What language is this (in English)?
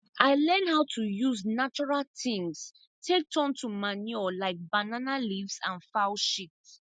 Nigerian Pidgin